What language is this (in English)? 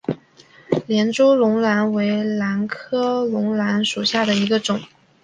Chinese